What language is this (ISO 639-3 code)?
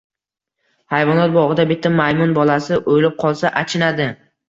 uzb